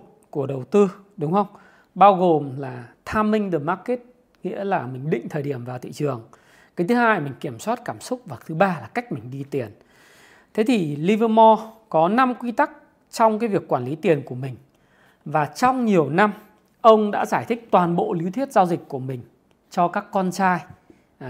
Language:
Vietnamese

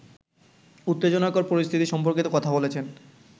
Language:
Bangla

